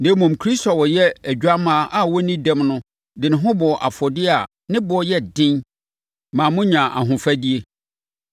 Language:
Akan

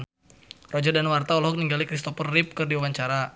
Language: Sundanese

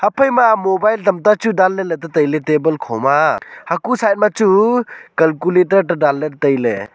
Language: Wancho Naga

